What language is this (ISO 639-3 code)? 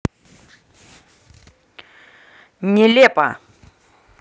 rus